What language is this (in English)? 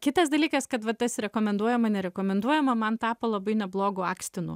Lithuanian